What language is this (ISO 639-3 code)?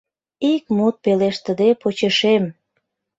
chm